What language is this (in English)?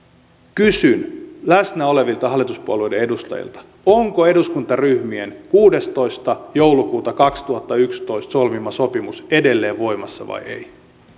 Finnish